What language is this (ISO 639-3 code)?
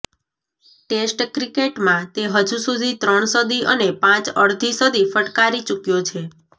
guj